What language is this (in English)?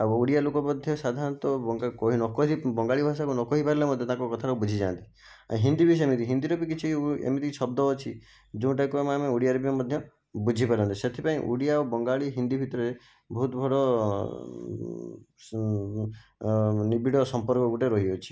Odia